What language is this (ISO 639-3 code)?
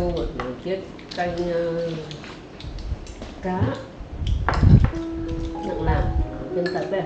vie